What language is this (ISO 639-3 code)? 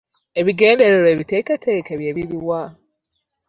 lug